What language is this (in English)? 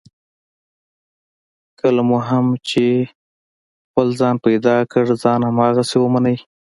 Pashto